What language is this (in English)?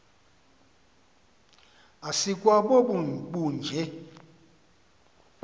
Xhosa